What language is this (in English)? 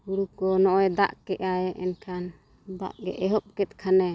Santali